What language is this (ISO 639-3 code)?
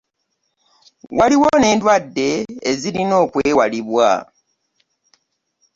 lug